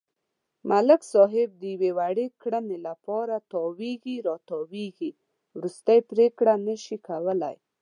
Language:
Pashto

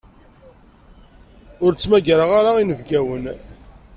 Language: Kabyle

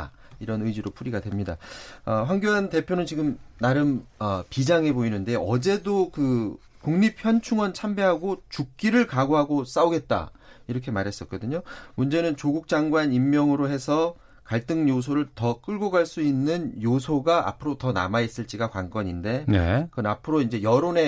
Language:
Korean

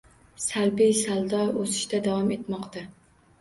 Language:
Uzbek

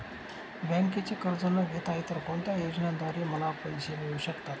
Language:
Marathi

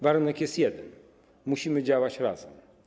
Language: Polish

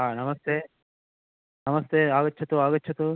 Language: Sanskrit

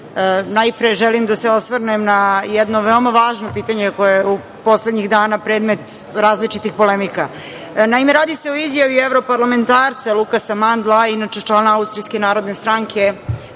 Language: Serbian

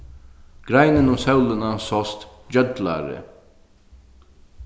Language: Faroese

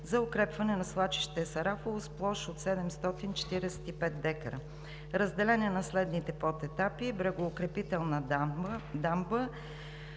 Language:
Bulgarian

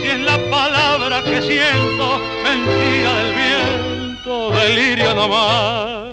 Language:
Romanian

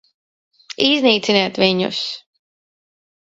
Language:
Latvian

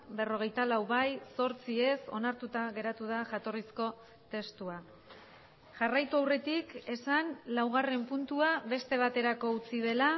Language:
Basque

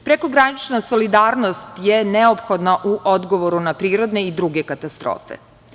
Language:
Serbian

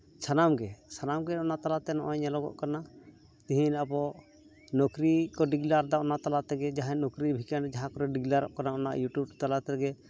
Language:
Santali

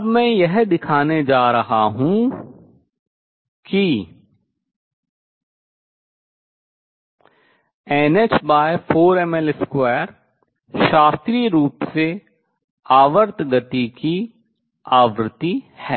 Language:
Hindi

